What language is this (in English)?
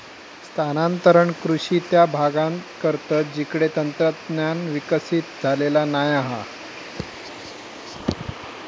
Marathi